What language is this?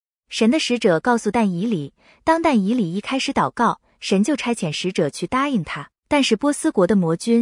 Chinese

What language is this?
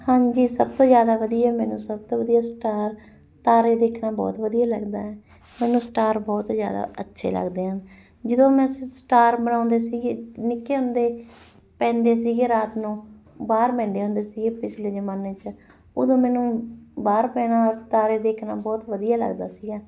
Punjabi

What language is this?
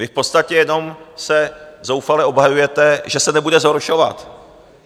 Czech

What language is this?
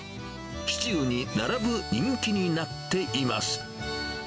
Japanese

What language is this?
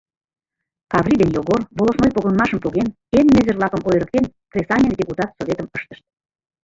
Mari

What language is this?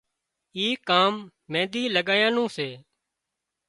Wadiyara Koli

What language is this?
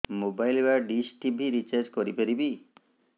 Odia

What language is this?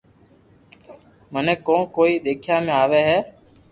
Loarki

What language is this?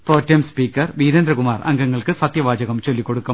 Malayalam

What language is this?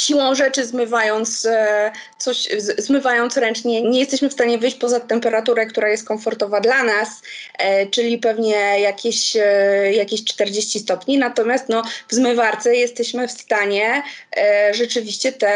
Polish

